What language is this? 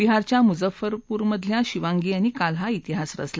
Marathi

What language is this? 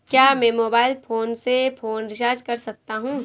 Hindi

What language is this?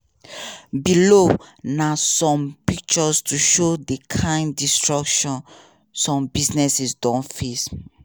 Nigerian Pidgin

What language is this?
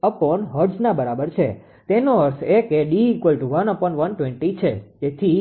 Gujarati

